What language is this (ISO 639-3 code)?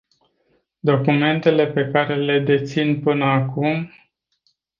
ron